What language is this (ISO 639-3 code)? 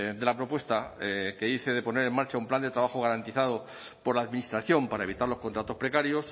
spa